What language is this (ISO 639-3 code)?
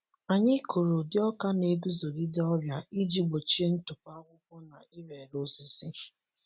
ibo